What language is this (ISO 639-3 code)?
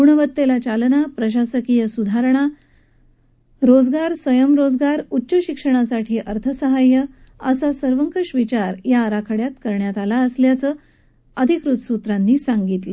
mar